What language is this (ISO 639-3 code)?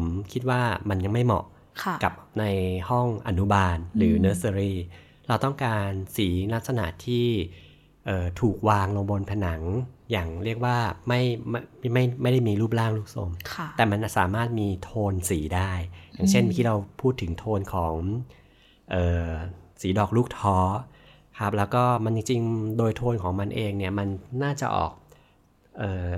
tha